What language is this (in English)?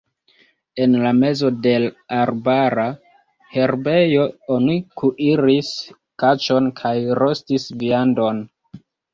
Esperanto